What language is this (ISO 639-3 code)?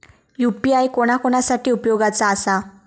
mar